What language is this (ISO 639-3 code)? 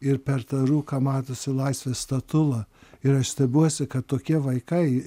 lit